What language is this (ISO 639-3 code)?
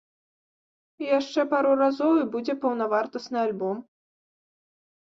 bel